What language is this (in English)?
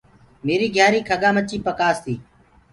Gurgula